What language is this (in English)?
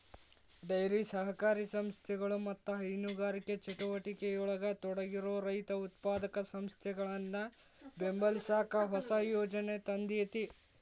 Kannada